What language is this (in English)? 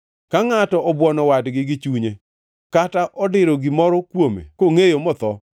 Luo (Kenya and Tanzania)